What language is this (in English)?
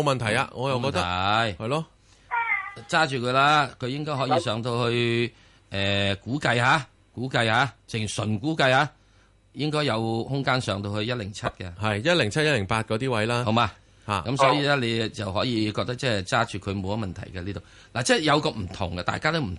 Chinese